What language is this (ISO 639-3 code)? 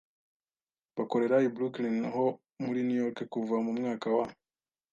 kin